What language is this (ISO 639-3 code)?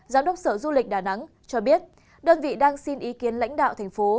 vie